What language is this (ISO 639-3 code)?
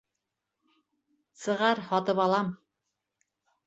bak